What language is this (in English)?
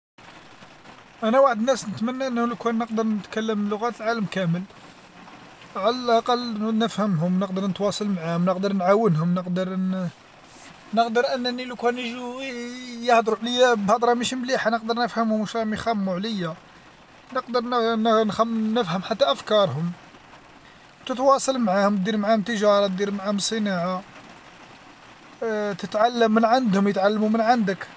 Algerian Arabic